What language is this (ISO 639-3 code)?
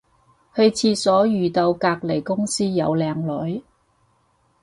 yue